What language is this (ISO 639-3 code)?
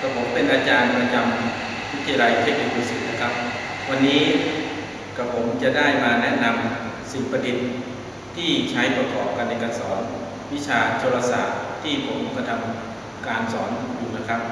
tha